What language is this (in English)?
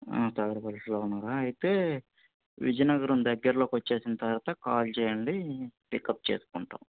Telugu